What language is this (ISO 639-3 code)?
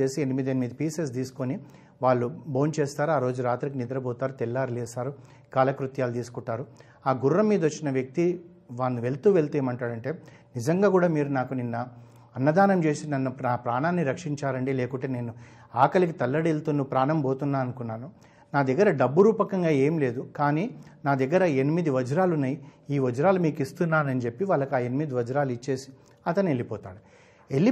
tel